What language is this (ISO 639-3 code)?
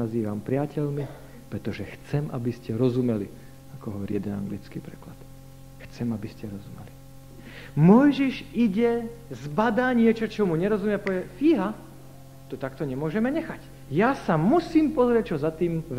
slk